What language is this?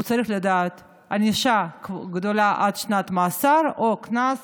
Hebrew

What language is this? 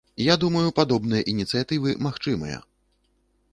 Belarusian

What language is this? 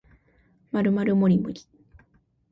Japanese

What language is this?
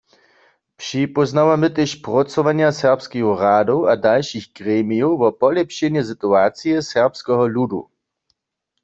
Upper Sorbian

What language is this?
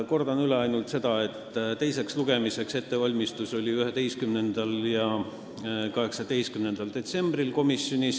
Estonian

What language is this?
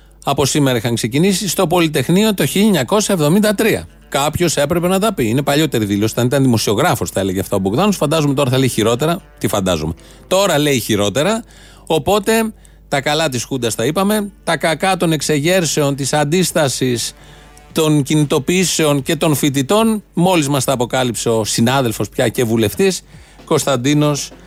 Greek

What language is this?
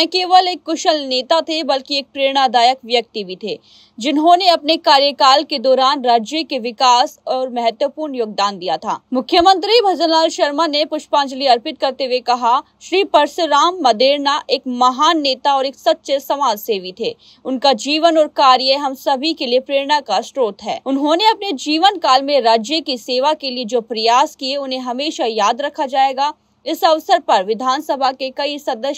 Hindi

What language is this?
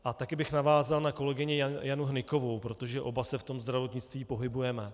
Czech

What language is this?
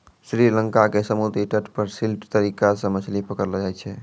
Maithili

